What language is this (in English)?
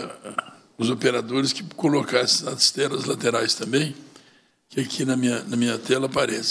Portuguese